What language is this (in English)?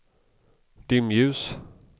Swedish